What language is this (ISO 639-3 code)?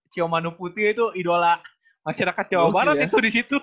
ind